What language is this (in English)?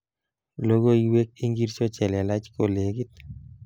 Kalenjin